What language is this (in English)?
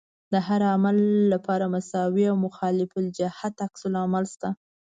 Pashto